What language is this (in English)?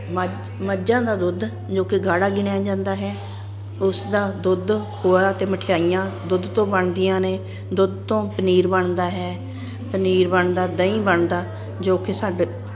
Punjabi